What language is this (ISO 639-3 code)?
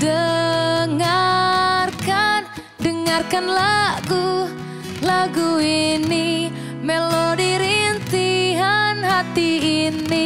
ind